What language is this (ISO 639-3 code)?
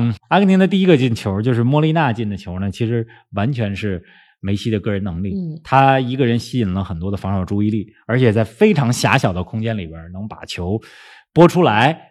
zho